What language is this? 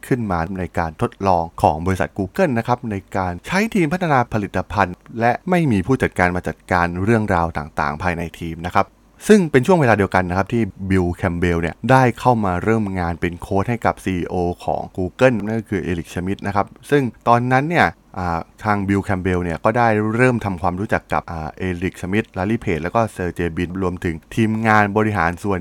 Thai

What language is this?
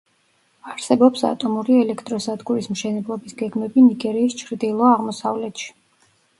Georgian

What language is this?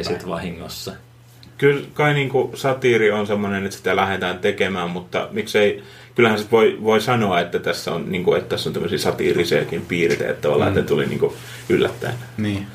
Finnish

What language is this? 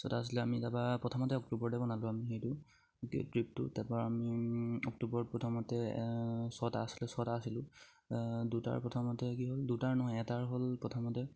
Assamese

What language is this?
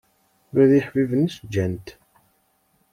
Kabyle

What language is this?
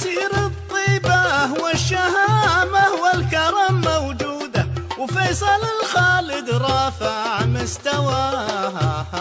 Arabic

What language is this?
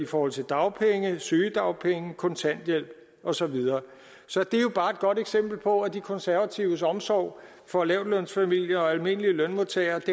Danish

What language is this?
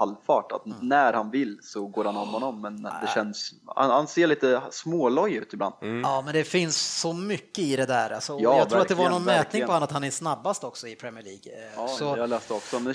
Swedish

